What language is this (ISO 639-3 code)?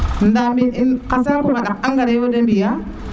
srr